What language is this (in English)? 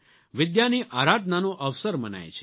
Gujarati